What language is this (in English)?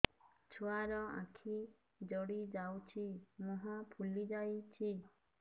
Odia